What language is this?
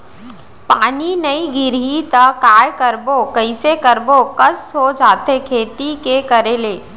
Chhattisgarhi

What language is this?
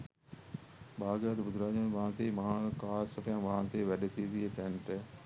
Sinhala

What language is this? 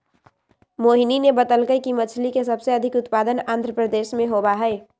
Magahi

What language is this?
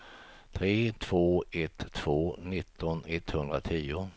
Swedish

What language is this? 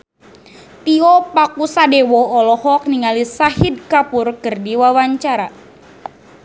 Sundanese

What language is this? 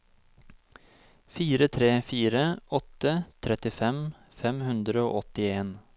Norwegian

